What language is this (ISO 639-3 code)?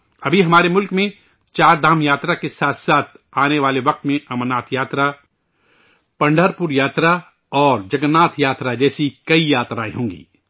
urd